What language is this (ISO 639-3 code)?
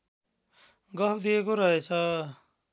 nep